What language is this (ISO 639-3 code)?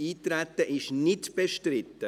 gsw